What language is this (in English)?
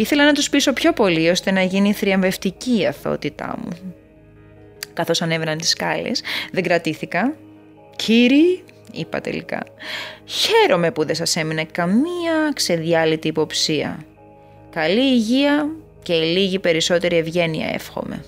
Greek